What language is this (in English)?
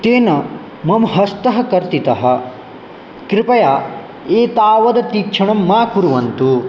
Sanskrit